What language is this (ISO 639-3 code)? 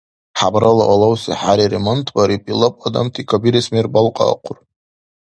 dar